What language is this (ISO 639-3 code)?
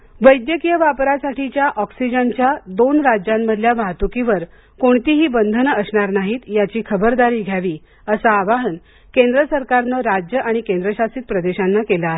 mar